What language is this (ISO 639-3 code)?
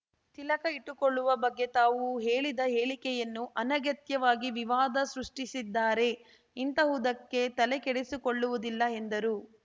kan